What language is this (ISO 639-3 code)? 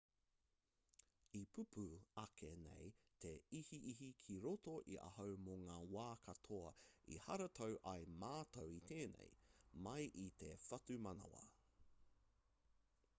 mri